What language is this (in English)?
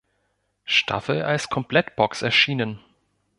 German